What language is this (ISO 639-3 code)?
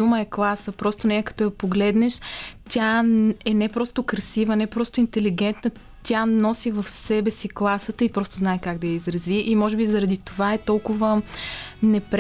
bul